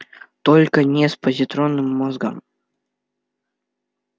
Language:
Russian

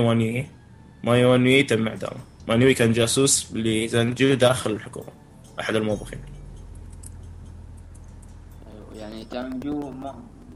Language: Arabic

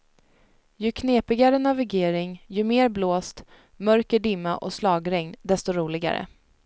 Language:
Swedish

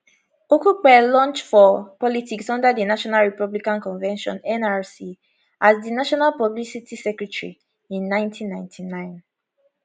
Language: Nigerian Pidgin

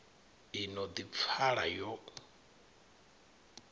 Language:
Venda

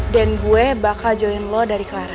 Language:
Indonesian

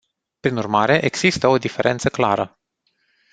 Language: Romanian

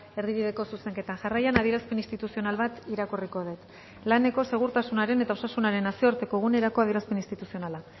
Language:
Basque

